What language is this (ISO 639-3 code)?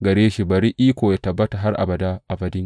hau